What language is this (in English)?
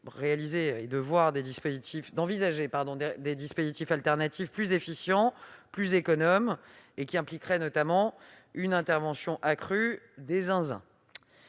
French